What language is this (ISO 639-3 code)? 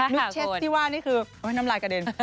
tha